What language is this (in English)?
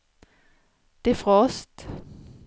Swedish